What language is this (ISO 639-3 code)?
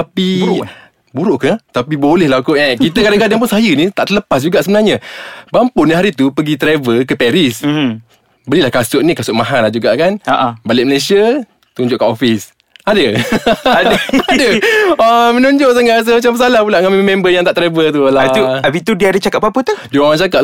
msa